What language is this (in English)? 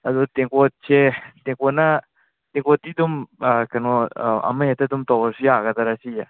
Manipuri